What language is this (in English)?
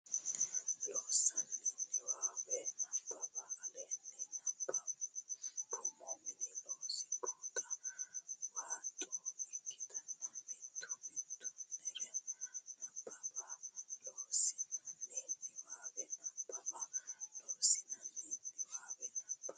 Sidamo